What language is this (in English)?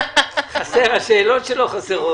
Hebrew